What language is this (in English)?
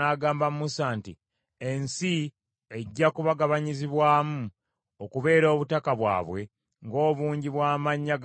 Ganda